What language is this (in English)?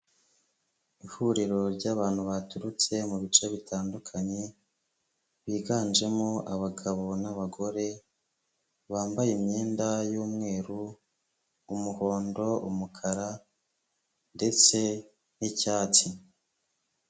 Kinyarwanda